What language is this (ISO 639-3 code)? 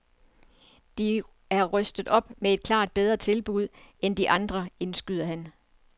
dan